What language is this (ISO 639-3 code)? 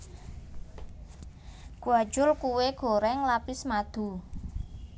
jav